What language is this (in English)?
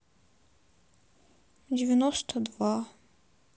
Russian